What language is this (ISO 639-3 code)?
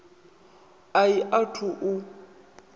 ven